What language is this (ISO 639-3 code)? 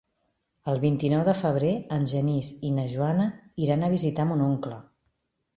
cat